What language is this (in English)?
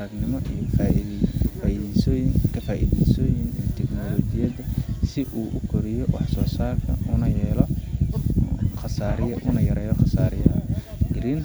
Somali